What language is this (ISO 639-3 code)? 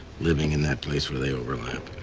eng